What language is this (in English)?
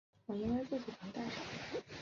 Chinese